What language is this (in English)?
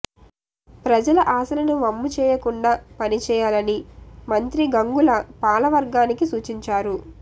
Telugu